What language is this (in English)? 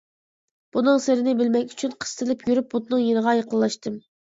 Uyghur